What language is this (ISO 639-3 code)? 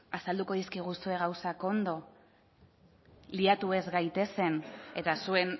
eus